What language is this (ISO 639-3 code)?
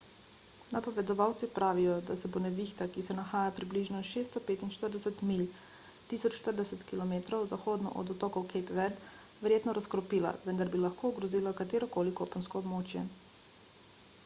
slv